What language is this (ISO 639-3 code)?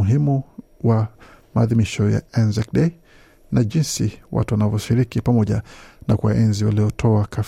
swa